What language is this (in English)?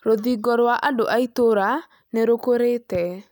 Kikuyu